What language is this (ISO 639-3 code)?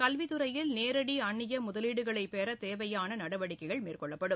tam